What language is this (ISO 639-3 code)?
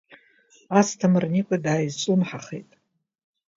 abk